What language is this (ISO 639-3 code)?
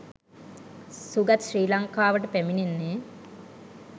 sin